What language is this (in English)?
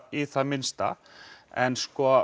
Icelandic